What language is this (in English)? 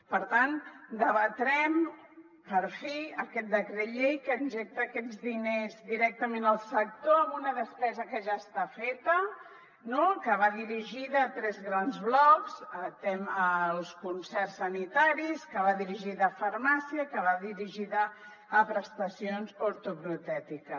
Catalan